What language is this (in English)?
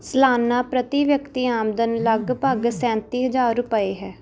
Punjabi